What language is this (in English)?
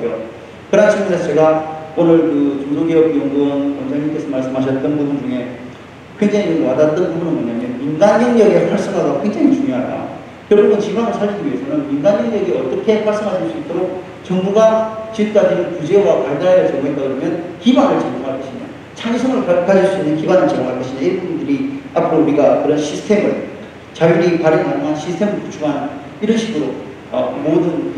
Korean